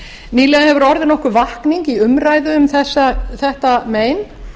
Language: Icelandic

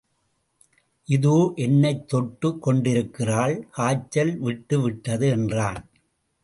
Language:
Tamil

